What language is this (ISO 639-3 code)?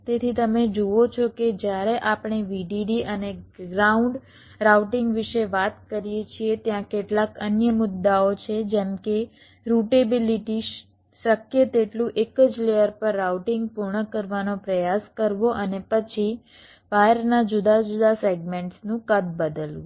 guj